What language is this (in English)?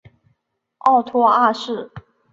Chinese